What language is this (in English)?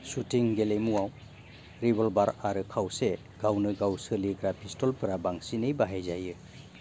Bodo